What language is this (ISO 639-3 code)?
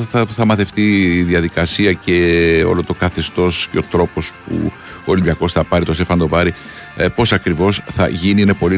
ell